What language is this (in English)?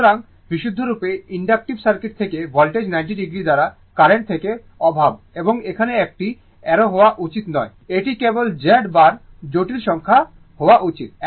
Bangla